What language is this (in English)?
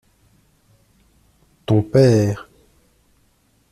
French